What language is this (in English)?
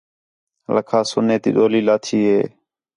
Khetrani